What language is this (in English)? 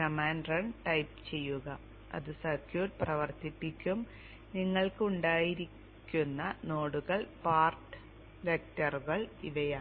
Malayalam